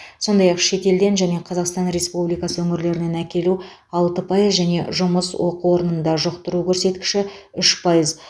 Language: Kazakh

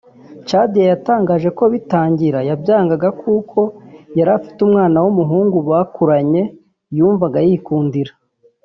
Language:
Kinyarwanda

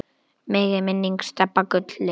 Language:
Icelandic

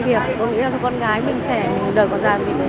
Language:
Vietnamese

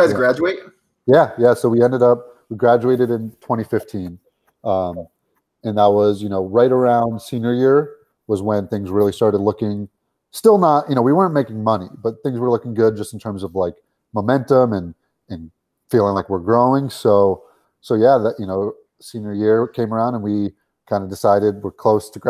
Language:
English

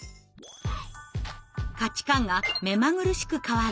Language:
Japanese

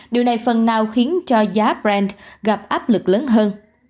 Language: Vietnamese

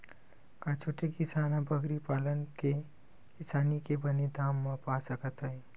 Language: Chhattisgarhi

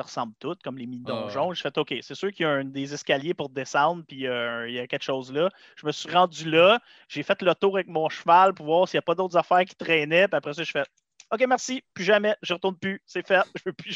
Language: French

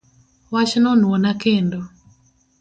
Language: Luo (Kenya and Tanzania)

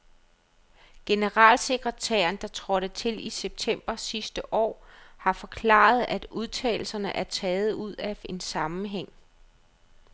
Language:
Danish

